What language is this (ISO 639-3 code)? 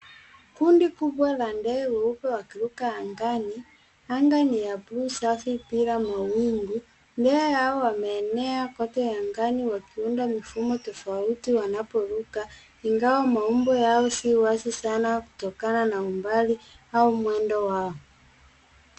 swa